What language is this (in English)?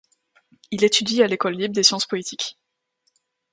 French